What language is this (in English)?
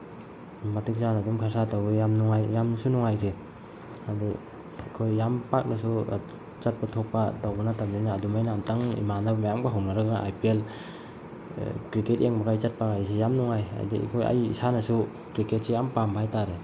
Manipuri